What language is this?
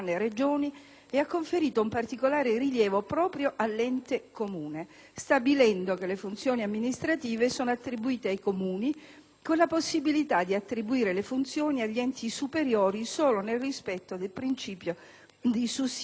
Italian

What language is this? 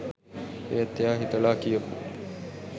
Sinhala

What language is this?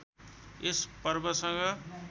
Nepali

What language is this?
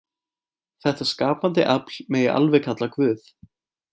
Icelandic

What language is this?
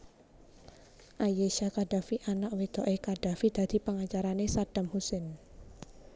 Javanese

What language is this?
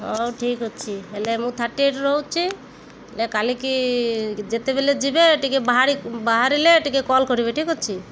Odia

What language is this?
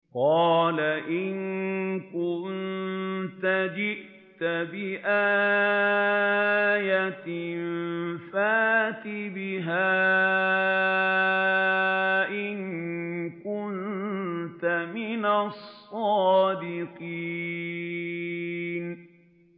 Arabic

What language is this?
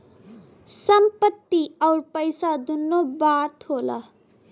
Bhojpuri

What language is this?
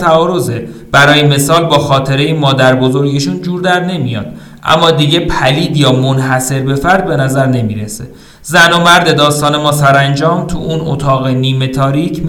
Persian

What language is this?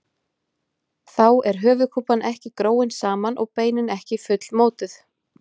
Icelandic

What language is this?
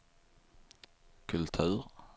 Swedish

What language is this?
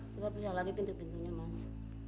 Indonesian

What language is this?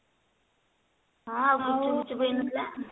Odia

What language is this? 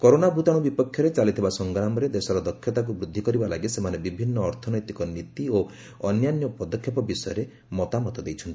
Odia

